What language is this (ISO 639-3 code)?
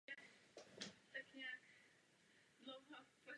ces